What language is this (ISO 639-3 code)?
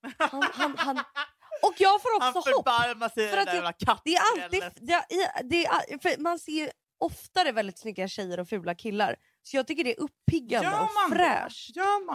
swe